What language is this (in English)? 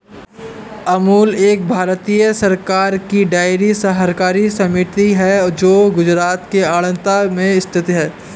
Hindi